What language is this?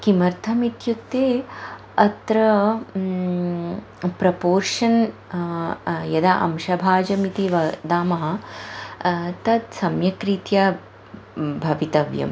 Sanskrit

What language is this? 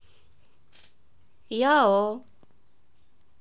Russian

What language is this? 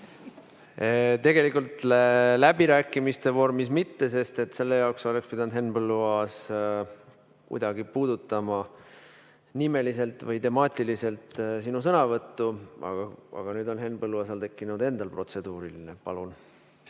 Estonian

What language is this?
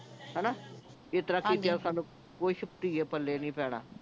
Punjabi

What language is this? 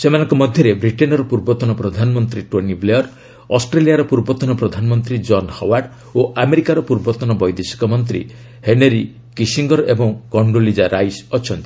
Odia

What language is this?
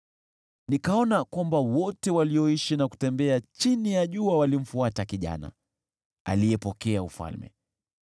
Swahili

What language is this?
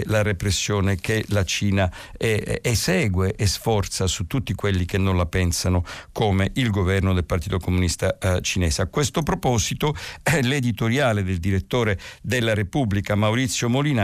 Italian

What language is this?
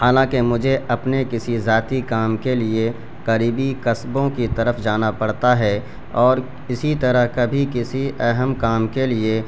Urdu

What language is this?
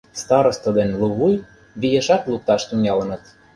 Mari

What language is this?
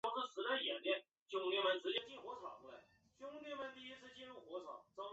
Chinese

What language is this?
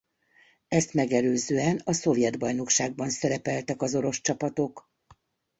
Hungarian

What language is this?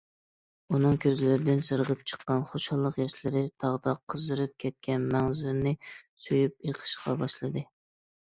Uyghur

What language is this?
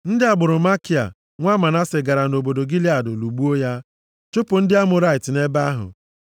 Igbo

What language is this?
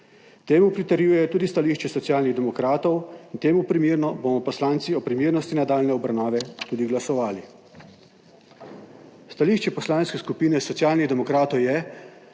Slovenian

